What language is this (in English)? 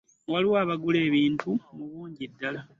Ganda